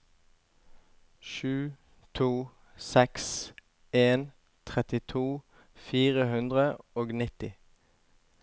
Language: Norwegian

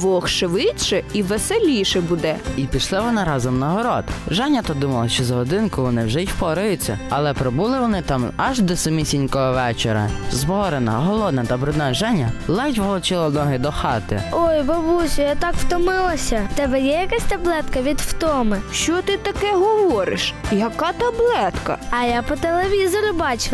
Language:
Ukrainian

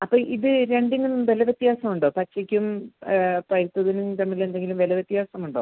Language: Malayalam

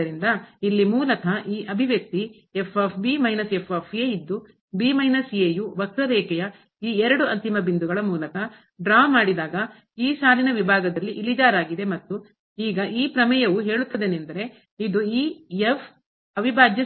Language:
Kannada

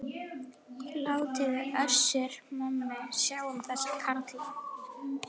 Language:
Icelandic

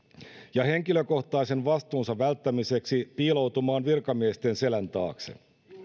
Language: Finnish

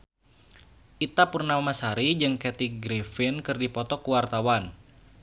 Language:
Sundanese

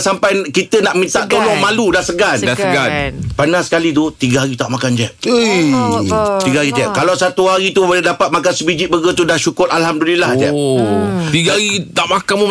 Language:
Malay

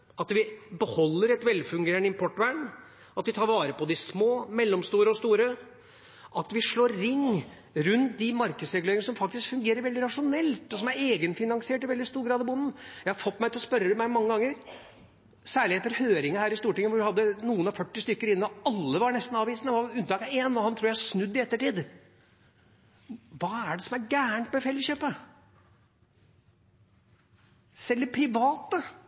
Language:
Norwegian Bokmål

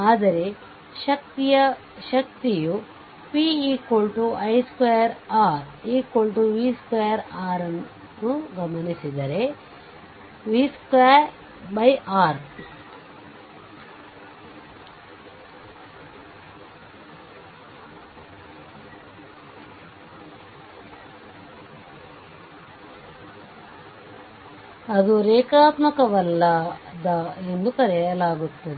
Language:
Kannada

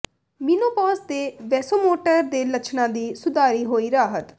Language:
Punjabi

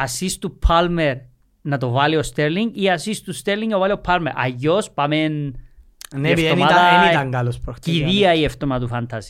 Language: Greek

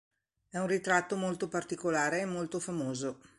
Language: Italian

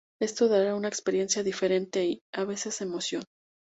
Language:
Spanish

